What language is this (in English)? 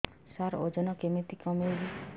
Odia